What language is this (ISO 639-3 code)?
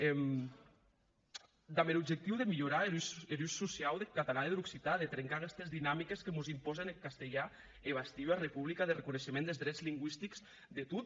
cat